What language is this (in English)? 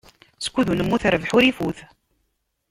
Kabyle